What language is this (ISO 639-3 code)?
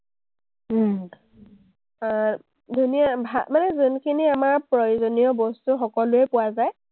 asm